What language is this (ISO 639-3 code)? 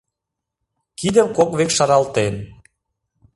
chm